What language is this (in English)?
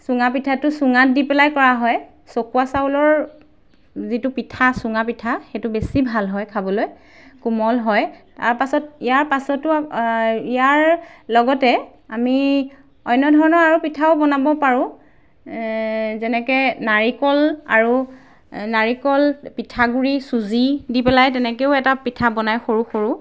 Assamese